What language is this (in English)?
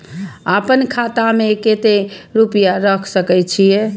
Maithili